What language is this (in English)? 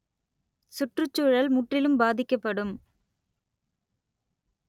Tamil